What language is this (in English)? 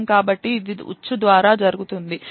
Telugu